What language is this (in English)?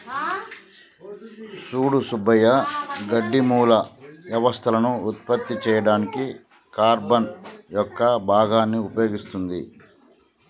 Telugu